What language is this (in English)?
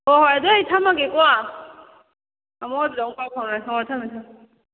Manipuri